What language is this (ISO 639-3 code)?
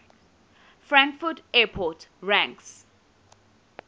eng